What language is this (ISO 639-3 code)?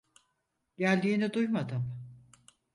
tur